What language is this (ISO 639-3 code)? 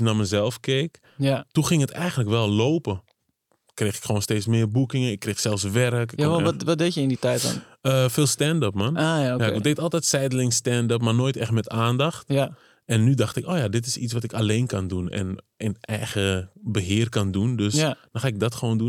nld